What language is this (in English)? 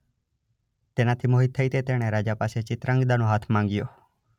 Gujarati